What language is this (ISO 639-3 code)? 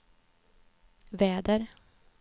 swe